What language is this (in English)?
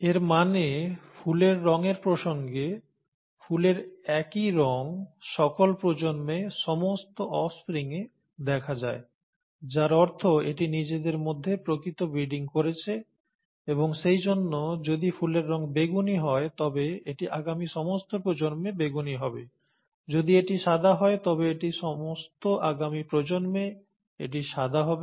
Bangla